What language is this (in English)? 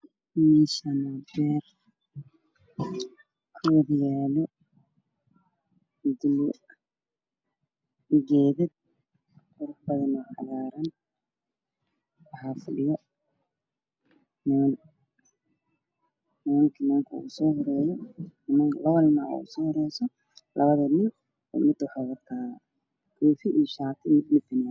Somali